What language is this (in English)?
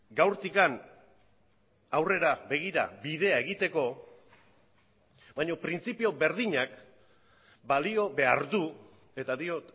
Basque